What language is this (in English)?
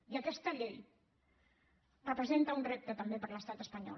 Catalan